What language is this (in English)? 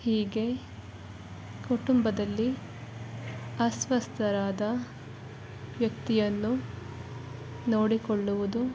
Kannada